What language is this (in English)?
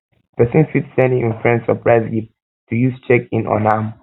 Nigerian Pidgin